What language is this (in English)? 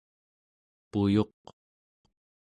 Central Yupik